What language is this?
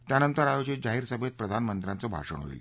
Marathi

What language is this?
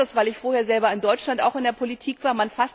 German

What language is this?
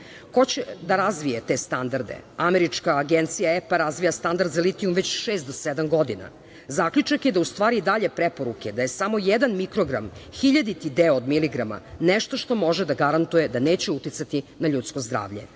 Serbian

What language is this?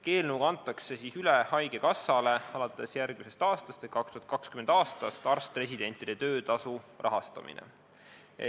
Estonian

